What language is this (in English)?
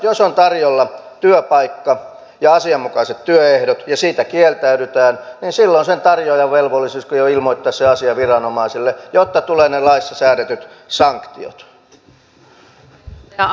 Finnish